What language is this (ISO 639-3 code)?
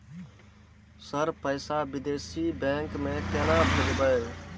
mai